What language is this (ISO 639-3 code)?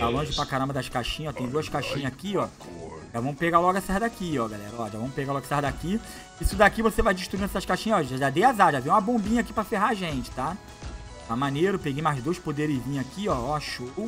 por